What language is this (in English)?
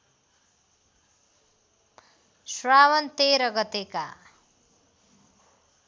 Nepali